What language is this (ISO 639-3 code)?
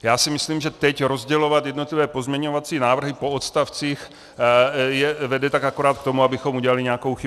ces